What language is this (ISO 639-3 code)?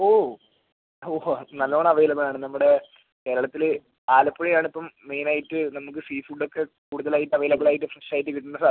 mal